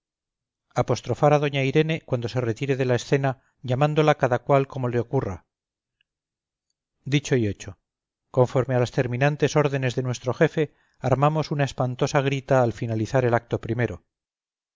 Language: Spanish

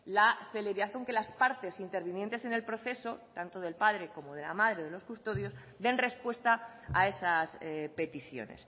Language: Spanish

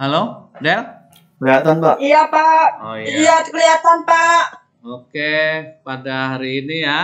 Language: Indonesian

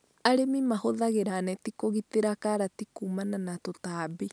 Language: Kikuyu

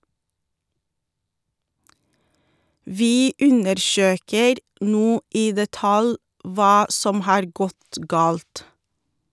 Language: Norwegian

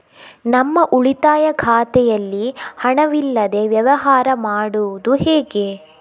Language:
Kannada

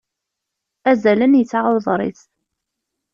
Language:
Kabyle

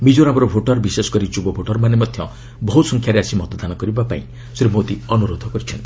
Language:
Odia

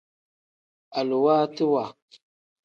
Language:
Tem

